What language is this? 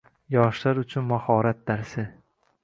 Uzbek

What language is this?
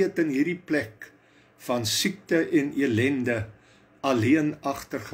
Dutch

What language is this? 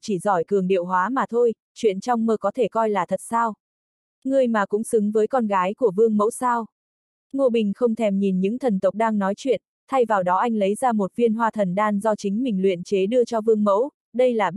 Vietnamese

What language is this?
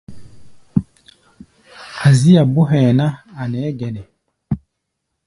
Gbaya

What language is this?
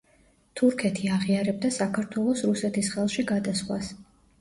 Georgian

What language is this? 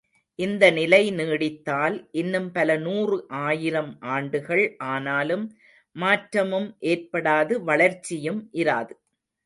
Tamil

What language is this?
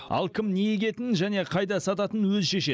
Kazakh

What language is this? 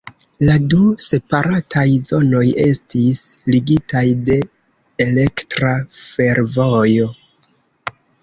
Esperanto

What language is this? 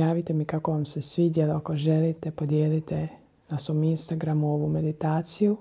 Croatian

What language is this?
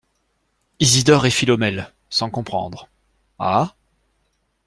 French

